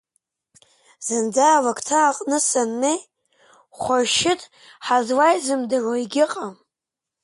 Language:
Abkhazian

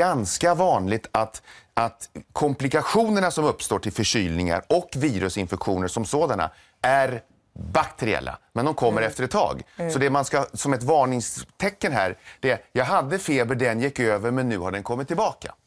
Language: Swedish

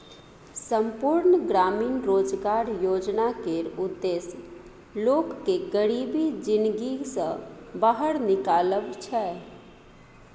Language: Maithili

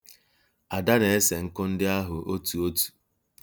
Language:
Igbo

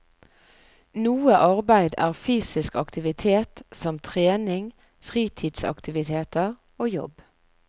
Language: Norwegian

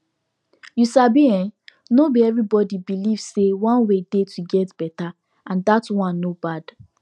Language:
Nigerian Pidgin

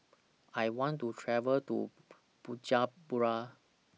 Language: English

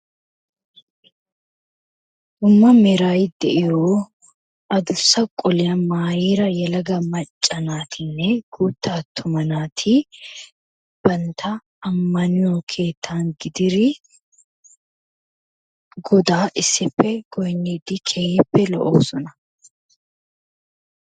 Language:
Wolaytta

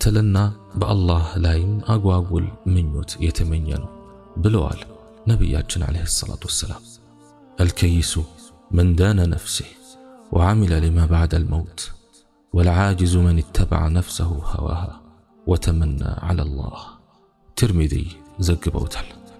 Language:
Arabic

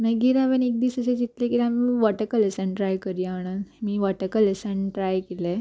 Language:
Konkani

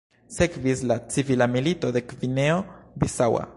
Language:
Esperanto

